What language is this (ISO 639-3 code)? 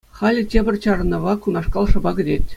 chv